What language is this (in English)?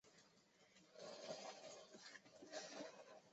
Chinese